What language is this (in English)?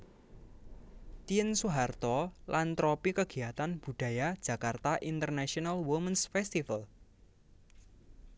Javanese